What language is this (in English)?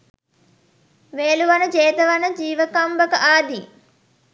Sinhala